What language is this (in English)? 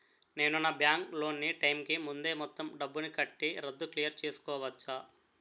Telugu